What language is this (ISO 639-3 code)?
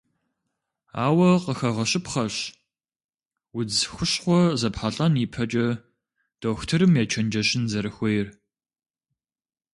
kbd